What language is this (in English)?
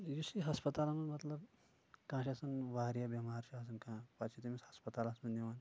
Kashmiri